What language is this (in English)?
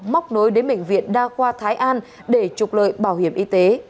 Vietnamese